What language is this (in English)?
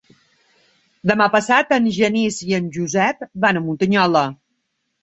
Catalan